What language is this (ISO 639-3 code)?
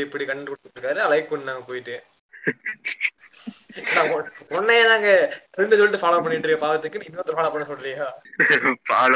tam